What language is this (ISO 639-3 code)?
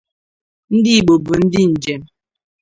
ibo